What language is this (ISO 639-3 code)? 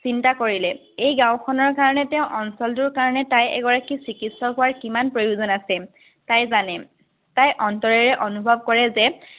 asm